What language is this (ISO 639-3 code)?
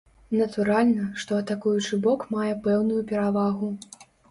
bel